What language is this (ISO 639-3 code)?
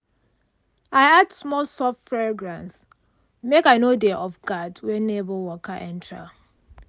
pcm